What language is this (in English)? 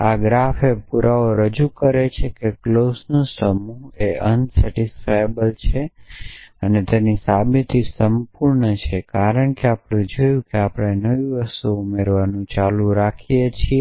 Gujarati